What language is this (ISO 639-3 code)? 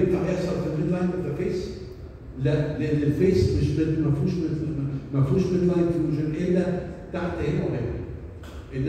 ara